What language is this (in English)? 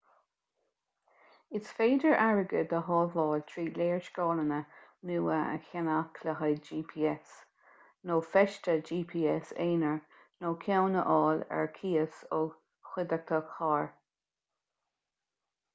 Irish